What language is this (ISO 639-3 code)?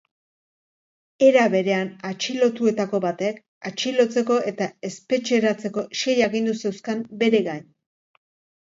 eus